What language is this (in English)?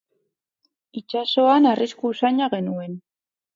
Basque